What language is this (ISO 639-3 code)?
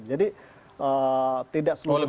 ind